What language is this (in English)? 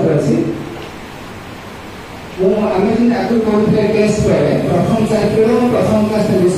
Marathi